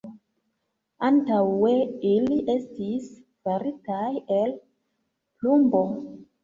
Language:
Esperanto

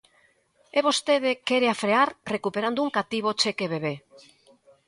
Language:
Galician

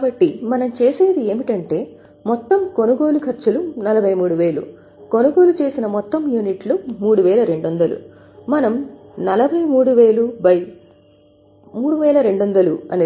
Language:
Telugu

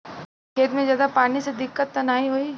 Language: Bhojpuri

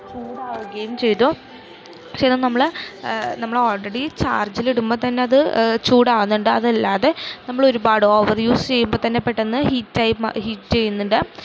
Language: Malayalam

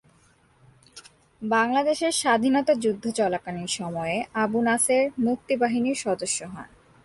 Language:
Bangla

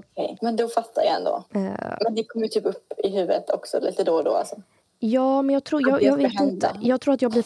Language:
Swedish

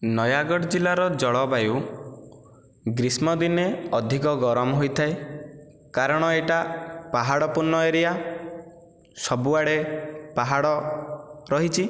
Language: Odia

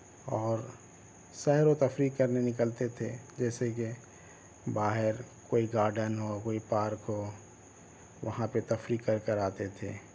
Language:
Urdu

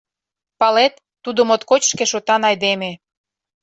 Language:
Mari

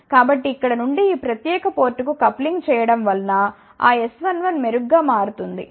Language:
Telugu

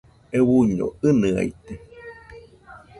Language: Nüpode Huitoto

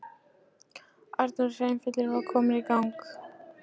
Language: Icelandic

